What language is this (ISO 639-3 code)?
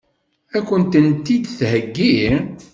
kab